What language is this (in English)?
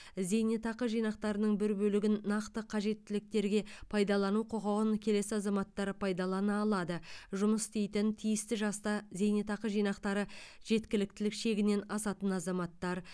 Kazakh